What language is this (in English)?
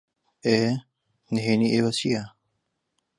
Central Kurdish